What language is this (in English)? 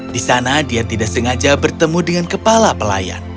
Indonesian